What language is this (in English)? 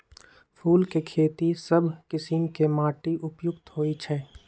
Magahi